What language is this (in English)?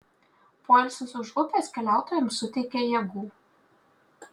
Lithuanian